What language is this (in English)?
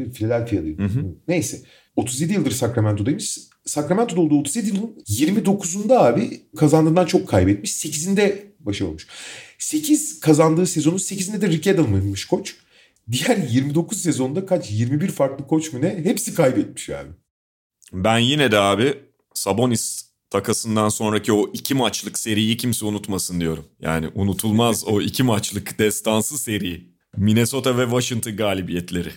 Turkish